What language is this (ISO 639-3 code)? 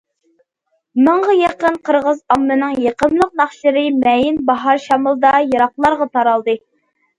uig